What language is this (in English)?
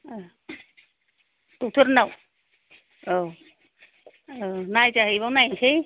Bodo